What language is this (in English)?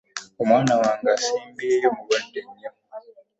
Ganda